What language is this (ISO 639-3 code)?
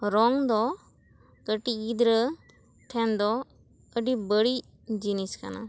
sat